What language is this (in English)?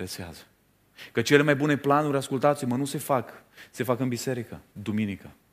Romanian